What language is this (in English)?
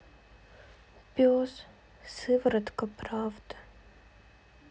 Russian